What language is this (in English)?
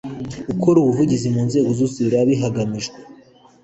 Kinyarwanda